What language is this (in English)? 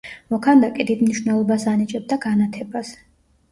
Georgian